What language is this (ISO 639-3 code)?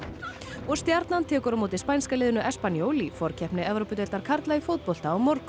isl